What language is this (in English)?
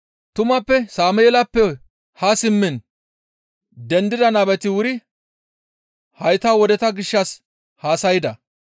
Gamo